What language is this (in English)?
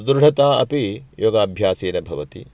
Sanskrit